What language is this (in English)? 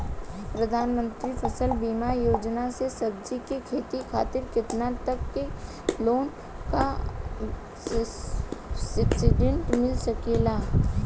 Bhojpuri